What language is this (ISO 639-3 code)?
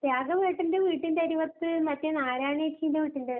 mal